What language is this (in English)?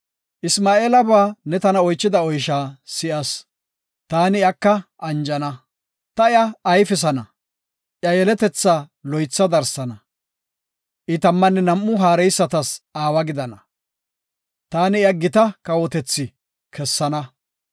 Gofa